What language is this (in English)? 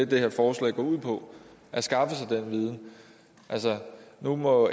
Danish